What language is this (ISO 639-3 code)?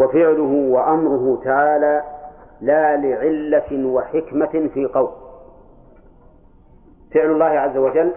ara